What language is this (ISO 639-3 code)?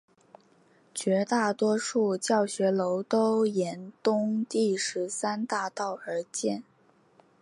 zho